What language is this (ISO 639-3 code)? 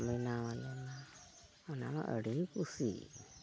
sat